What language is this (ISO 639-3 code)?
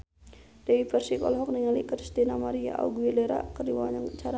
sun